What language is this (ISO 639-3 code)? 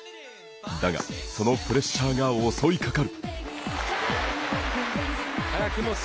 jpn